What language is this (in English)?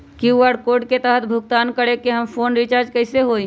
Magahi